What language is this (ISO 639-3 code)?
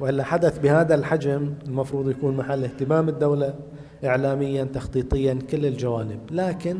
ara